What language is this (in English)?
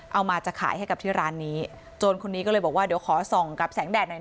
Thai